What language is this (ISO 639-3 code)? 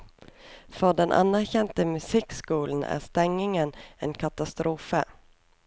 nor